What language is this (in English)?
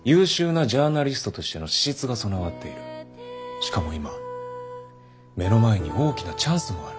Japanese